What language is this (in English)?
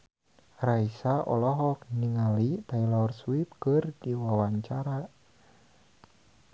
Sundanese